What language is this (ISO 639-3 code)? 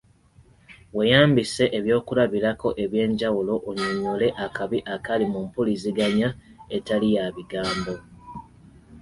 lug